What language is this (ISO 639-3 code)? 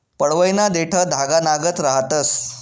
mar